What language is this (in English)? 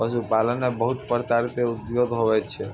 Maithili